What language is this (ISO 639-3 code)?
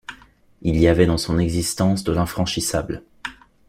fra